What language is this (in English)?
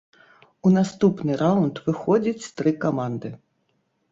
Belarusian